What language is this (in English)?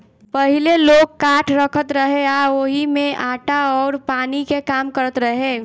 Bhojpuri